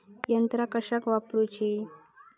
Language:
Marathi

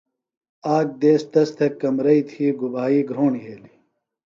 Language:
Phalura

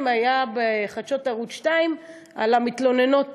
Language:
Hebrew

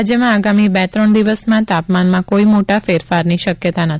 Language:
Gujarati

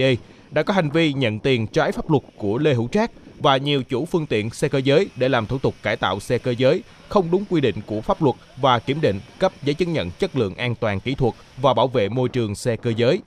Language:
Vietnamese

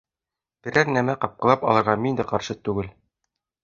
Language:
Bashkir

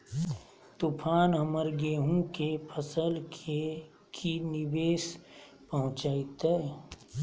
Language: Magahi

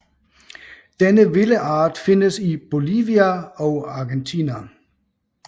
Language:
Danish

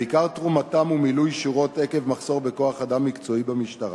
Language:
Hebrew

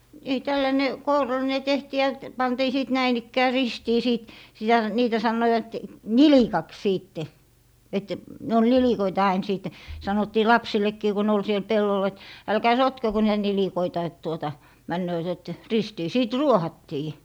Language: Finnish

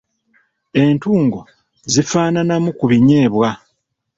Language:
Ganda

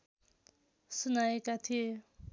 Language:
Nepali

